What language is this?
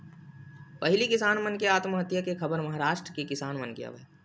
Chhattisgarhi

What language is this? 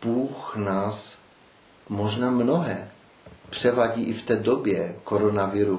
Czech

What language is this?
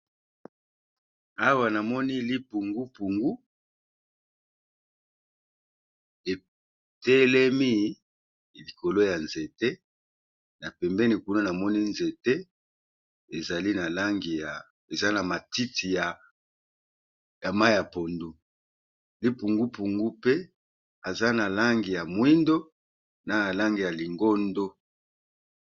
Lingala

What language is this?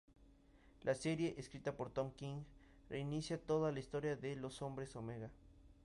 Spanish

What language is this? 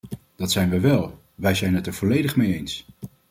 Dutch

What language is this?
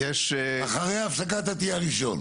Hebrew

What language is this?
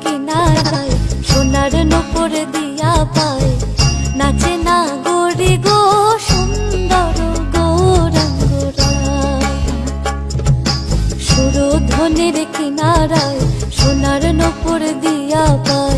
Bangla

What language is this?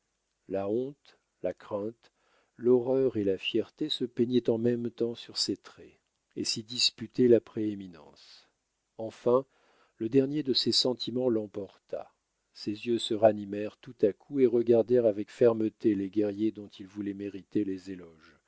French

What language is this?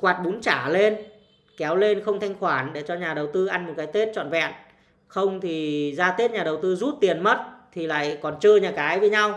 Vietnamese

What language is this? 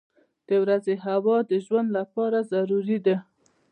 Pashto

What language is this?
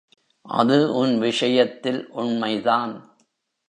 Tamil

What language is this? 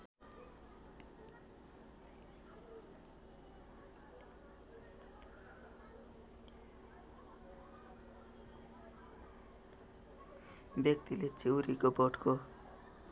Nepali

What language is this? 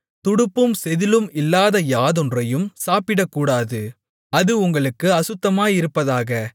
Tamil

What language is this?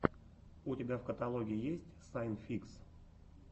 Russian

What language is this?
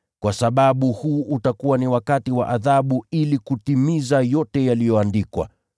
Swahili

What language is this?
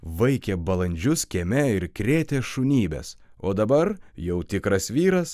Lithuanian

